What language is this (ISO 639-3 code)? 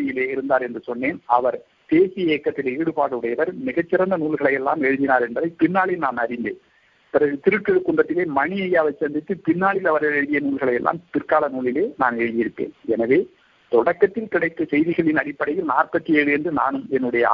tam